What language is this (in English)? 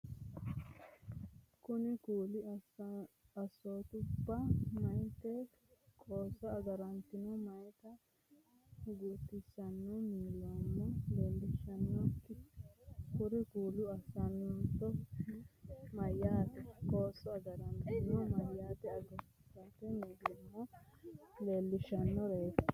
Sidamo